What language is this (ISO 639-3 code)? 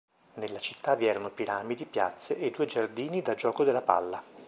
ita